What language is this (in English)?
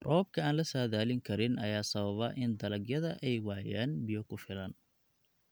Somali